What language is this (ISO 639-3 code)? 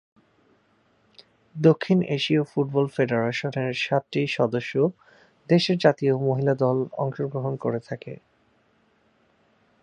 ben